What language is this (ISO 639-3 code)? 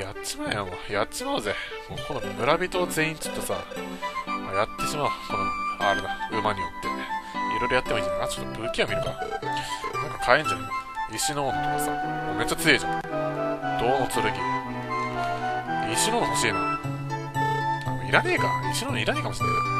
jpn